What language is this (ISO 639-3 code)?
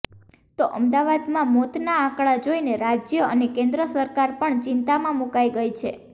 guj